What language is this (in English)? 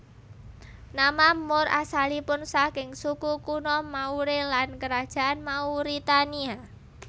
Javanese